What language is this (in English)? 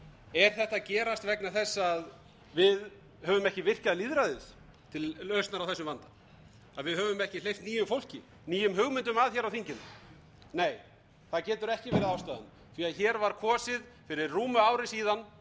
Icelandic